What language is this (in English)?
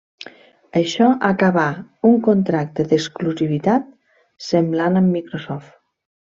Catalan